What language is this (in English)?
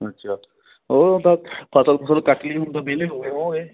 Punjabi